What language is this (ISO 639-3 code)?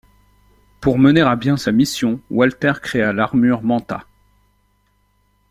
fra